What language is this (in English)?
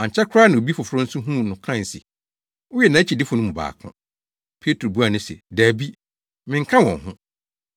Akan